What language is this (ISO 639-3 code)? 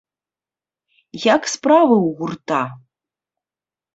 bel